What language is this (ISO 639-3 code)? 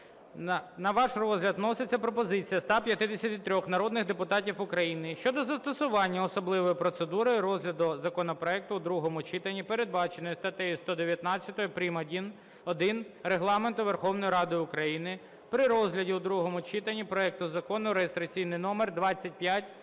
ukr